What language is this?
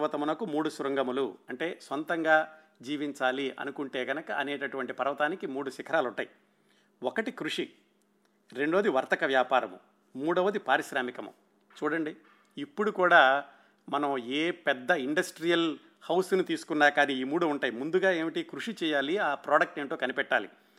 Telugu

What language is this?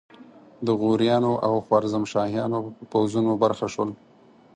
Pashto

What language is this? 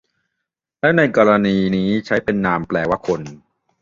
Thai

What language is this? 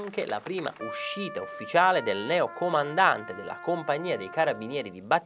Italian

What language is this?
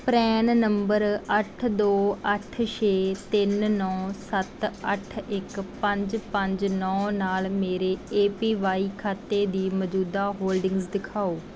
Punjabi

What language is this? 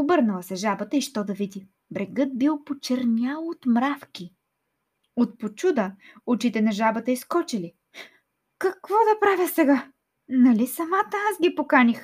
Bulgarian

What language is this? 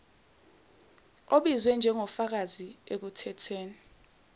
Zulu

